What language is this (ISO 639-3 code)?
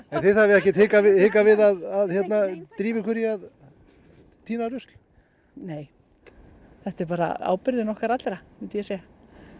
isl